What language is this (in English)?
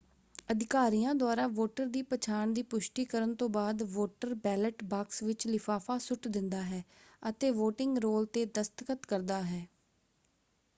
Punjabi